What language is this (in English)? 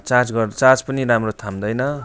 Nepali